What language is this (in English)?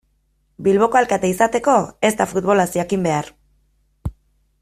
Basque